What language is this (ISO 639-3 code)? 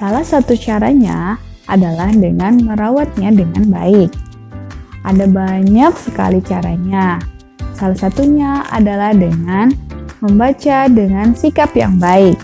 ind